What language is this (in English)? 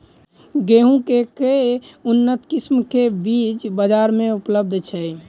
Maithili